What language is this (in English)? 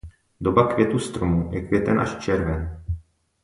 Czech